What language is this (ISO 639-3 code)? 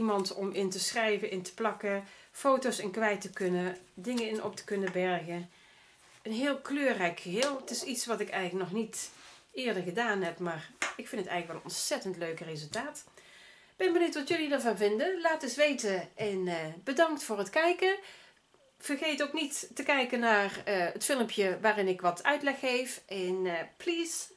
nld